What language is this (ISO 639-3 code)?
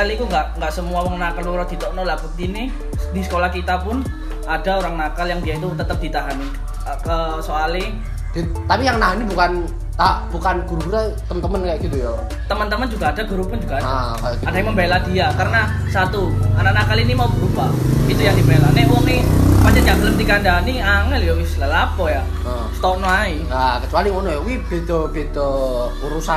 ind